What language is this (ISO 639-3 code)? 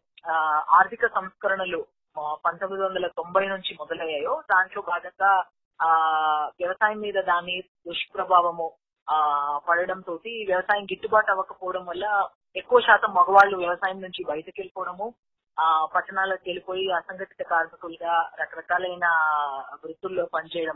tel